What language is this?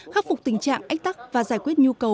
Vietnamese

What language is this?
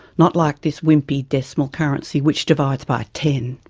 English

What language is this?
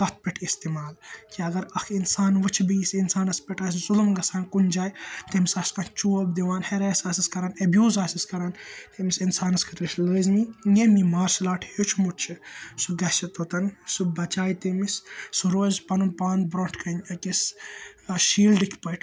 Kashmiri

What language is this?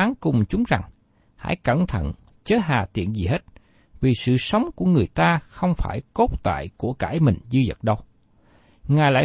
Vietnamese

